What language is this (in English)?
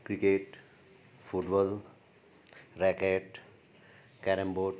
Nepali